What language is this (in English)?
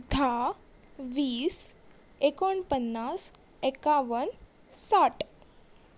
Konkani